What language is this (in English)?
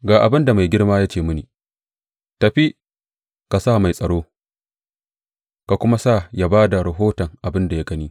Hausa